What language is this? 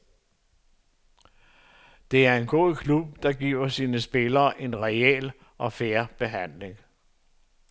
Danish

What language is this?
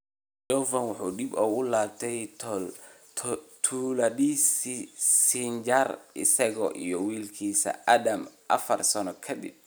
Somali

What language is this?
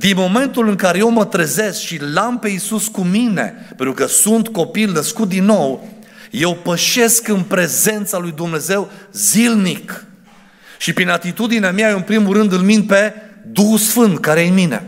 Romanian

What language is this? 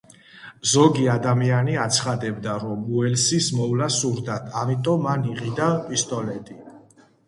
Georgian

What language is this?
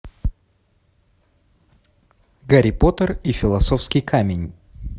Russian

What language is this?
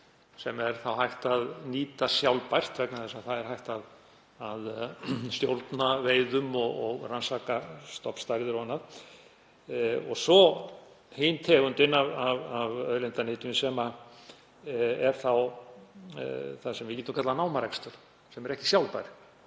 Icelandic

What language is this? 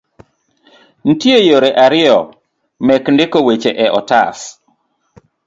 Luo (Kenya and Tanzania)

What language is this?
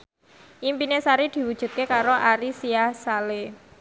Javanese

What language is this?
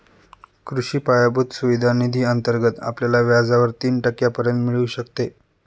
Marathi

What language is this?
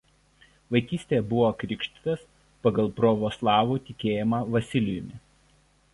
Lithuanian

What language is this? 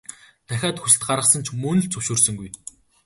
Mongolian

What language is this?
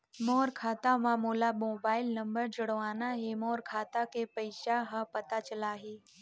Chhattisgarhi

